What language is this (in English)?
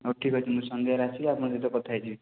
Odia